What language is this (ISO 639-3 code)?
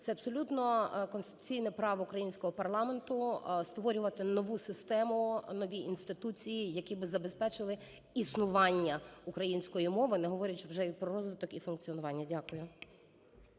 ukr